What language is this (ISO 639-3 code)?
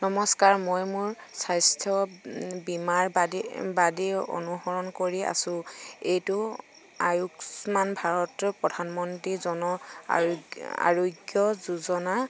asm